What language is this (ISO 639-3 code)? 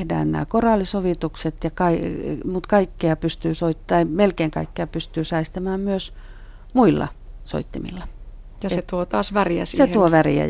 fin